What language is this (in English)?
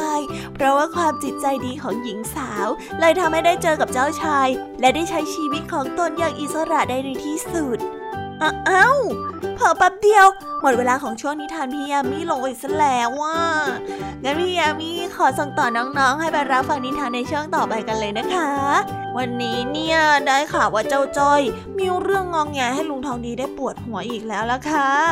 Thai